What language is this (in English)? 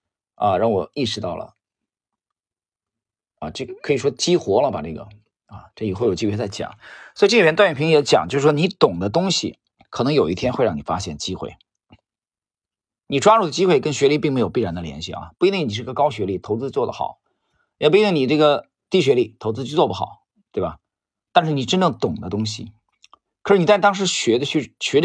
Chinese